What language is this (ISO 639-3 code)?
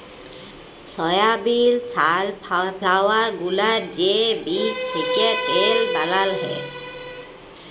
ben